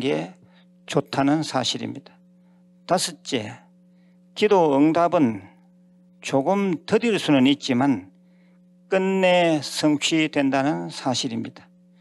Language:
Korean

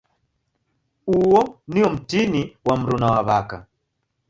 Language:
Taita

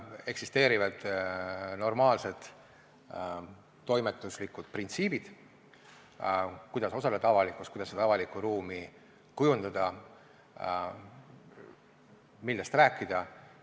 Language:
Estonian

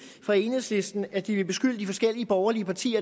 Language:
Danish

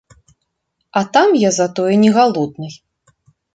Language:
Belarusian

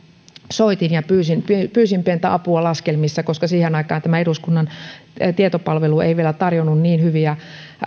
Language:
Finnish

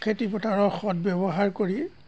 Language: Assamese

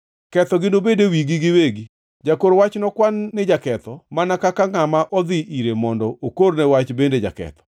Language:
Luo (Kenya and Tanzania)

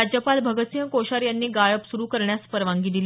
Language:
Marathi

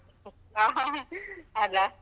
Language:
Kannada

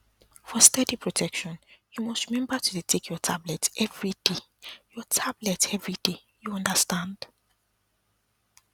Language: Nigerian Pidgin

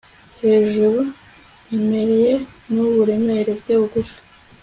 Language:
Kinyarwanda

